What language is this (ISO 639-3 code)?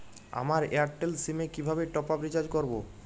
ben